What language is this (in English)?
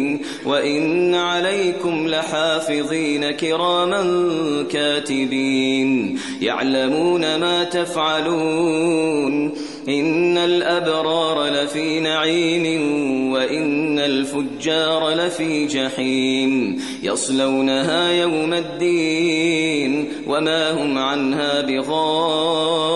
Arabic